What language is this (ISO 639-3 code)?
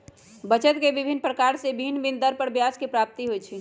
mag